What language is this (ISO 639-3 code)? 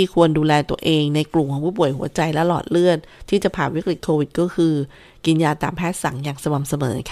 tha